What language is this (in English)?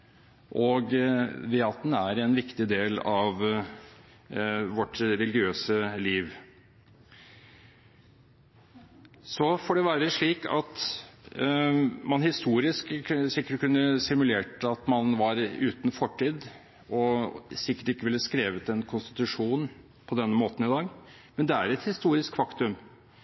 Norwegian Bokmål